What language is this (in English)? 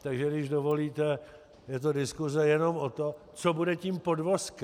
Czech